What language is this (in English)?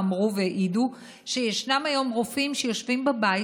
Hebrew